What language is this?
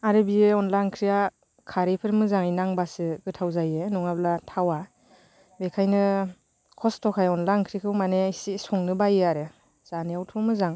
Bodo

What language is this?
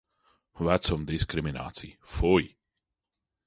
Latvian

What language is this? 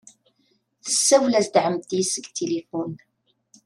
Kabyle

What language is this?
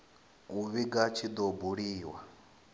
Venda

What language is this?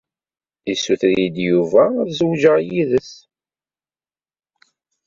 Kabyle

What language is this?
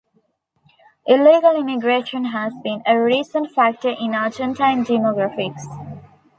English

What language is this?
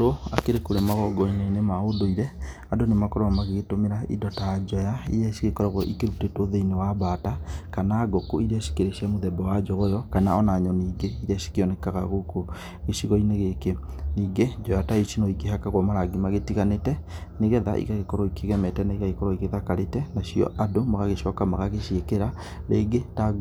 Kikuyu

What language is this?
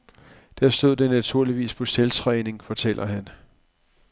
Danish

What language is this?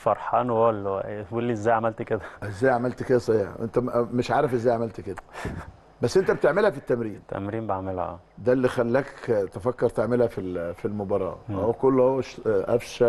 Arabic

